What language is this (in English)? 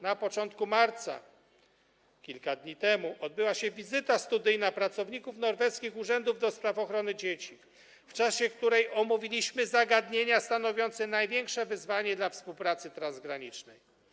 Polish